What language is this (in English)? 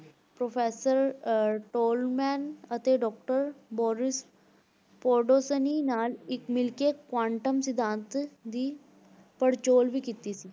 Punjabi